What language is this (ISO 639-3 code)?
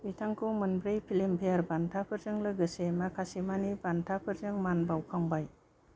brx